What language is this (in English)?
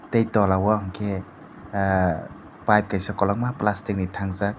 Kok Borok